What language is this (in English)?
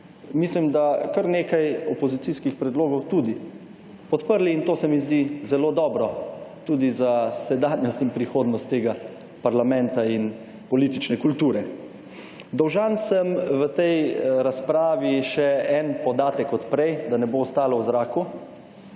Slovenian